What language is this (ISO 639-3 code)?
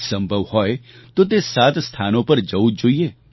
guj